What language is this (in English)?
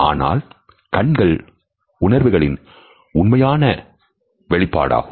Tamil